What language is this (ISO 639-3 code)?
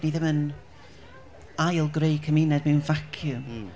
cym